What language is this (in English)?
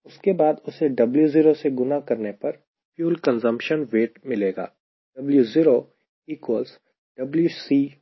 Hindi